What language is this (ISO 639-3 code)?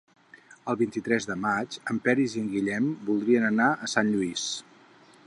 cat